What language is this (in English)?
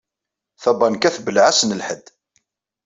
Kabyle